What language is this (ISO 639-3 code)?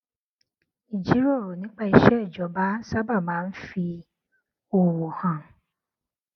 yor